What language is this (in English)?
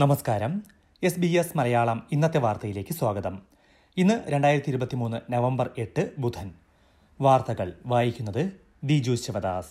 Malayalam